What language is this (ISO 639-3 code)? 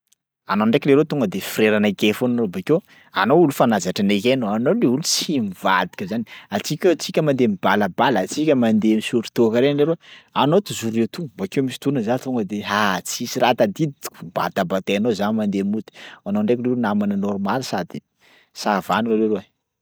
skg